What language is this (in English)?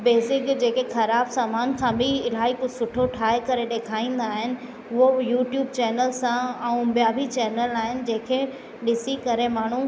Sindhi